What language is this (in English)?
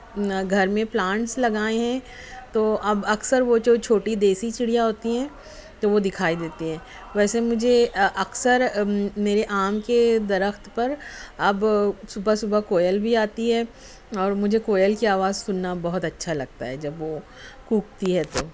Urdu